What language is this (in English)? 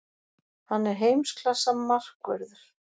Icelandic